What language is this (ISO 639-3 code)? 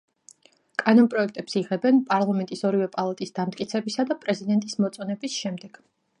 kat